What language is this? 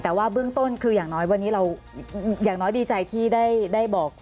Thai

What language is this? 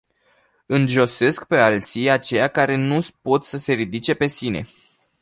Romanian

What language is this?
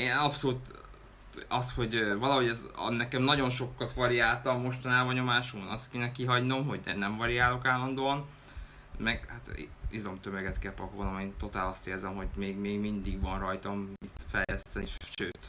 Hungarian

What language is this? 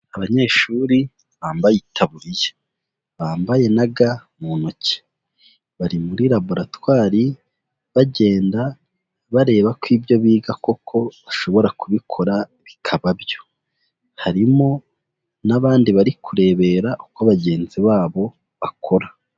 Kinyarwanda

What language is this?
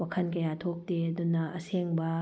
Manipuri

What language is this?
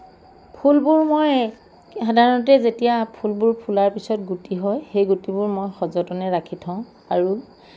Assamese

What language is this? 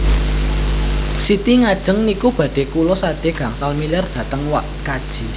Javanese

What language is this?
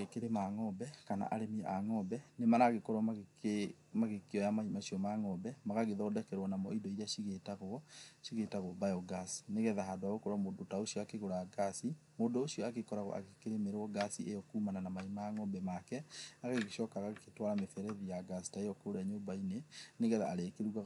Kikuyu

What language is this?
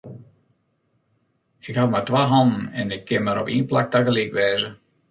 Western Frisian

